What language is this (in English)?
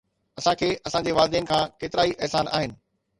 Sindhi